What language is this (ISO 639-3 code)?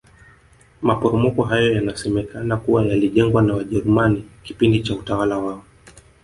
swa